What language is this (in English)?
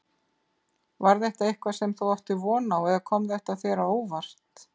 Icelandic